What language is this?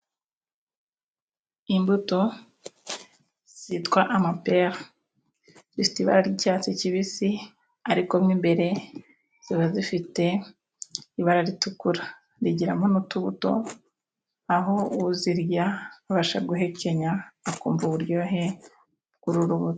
Kinyarwanda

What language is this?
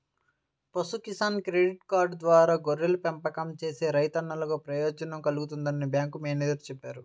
Telugu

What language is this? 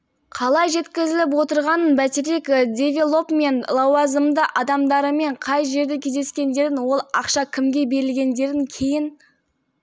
Kazakh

